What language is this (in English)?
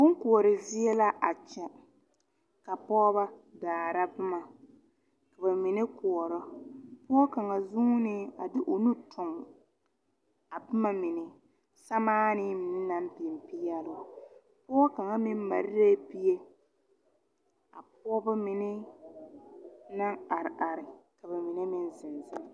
Southern Dagaare